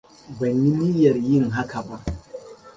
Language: Hausa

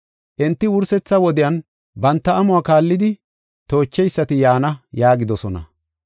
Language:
Gofa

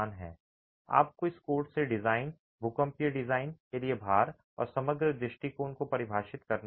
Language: Hindi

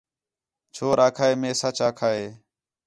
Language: Khetrani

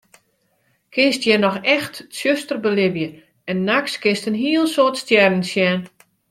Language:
Western Frisian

